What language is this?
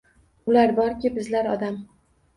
Uzbek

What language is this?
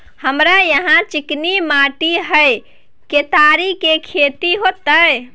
Maithili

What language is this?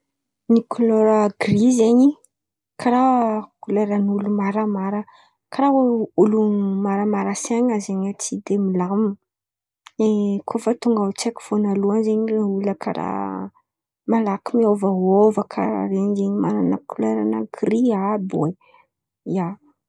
Antankarana Malagasy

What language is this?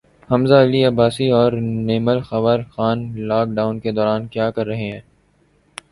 Urdu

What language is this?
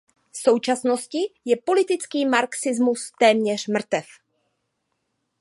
Czech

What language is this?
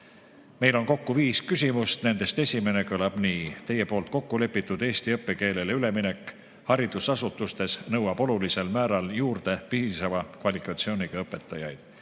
Estonian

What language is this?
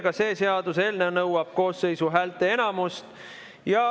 Estonian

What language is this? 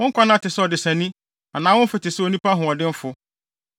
Akan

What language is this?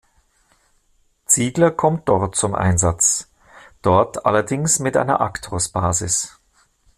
German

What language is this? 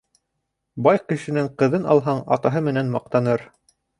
Bashkir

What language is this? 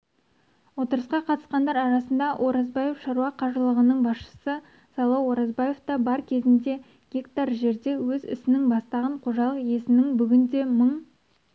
Kazakh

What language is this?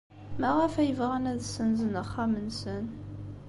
Kabyle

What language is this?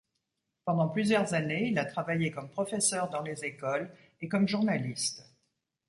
French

